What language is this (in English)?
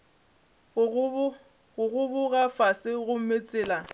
Northern Sotho